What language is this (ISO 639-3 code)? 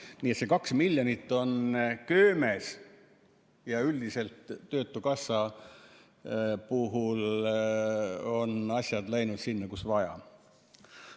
est